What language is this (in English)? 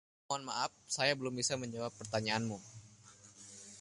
Indonesian